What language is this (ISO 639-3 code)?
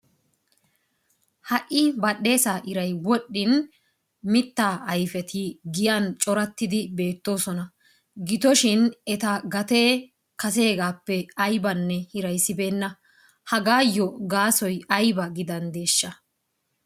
wal